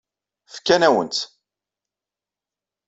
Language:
Kabyle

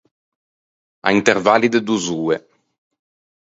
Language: Ligurian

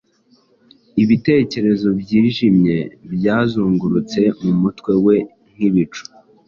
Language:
Kinyarwanda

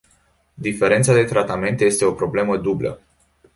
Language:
Romanian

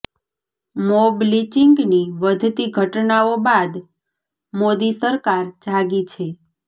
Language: Gujarati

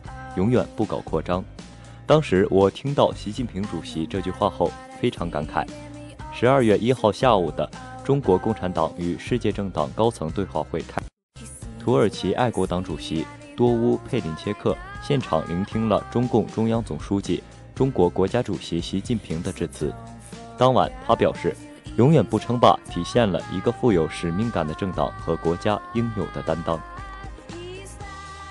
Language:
Chinese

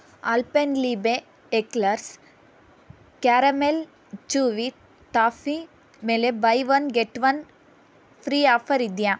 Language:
Kannada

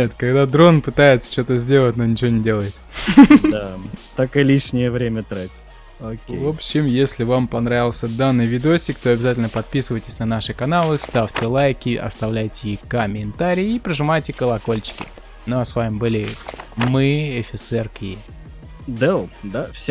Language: Russian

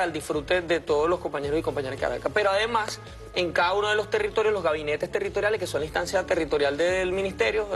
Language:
Spanish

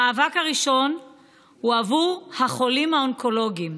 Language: Hebrew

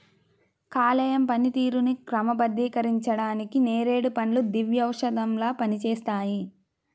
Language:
Telugu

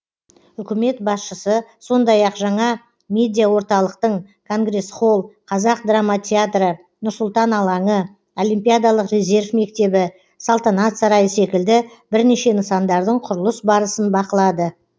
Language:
Kazakh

